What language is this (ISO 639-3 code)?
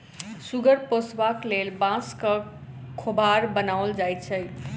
mai